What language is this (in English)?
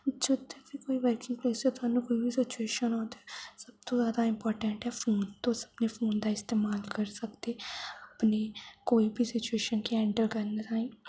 Dogri